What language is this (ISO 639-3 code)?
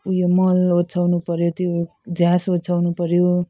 nep